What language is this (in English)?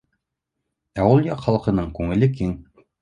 Bashkir